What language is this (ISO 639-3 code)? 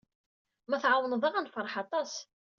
kab